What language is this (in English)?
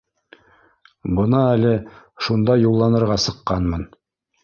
Bashkir